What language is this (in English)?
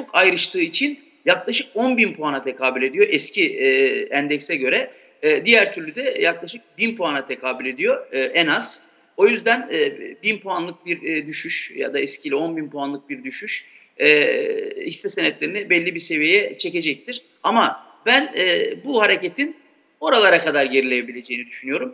Turkish